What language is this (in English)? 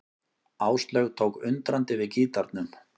Icelandic